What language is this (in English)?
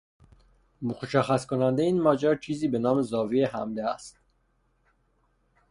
Persian